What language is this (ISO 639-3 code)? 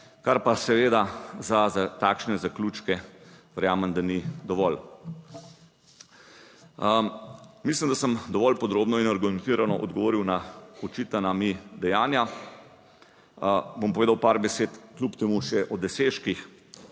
slv